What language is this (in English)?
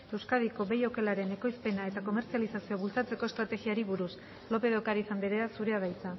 Basque